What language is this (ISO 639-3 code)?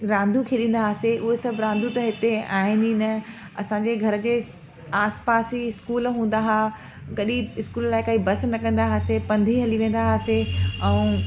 snd